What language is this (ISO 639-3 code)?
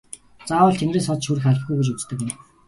mon